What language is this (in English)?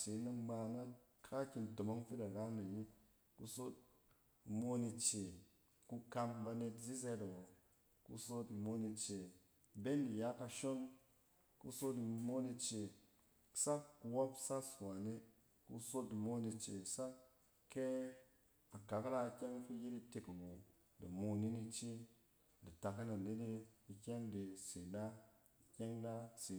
Cen